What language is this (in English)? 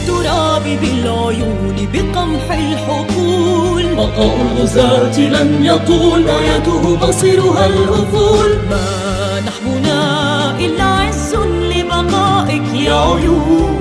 Arabic